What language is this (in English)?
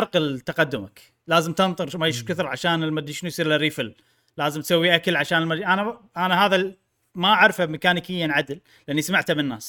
Arabic